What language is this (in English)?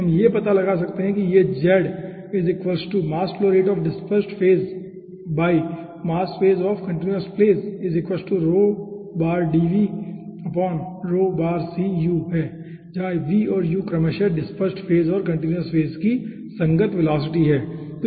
Hindi